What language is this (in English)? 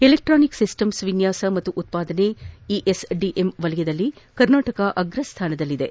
Kannada